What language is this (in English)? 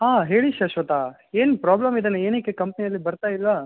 Kannada